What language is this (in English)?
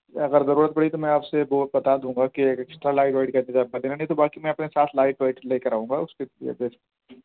Urdu